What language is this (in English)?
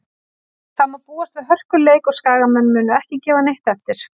Icelandic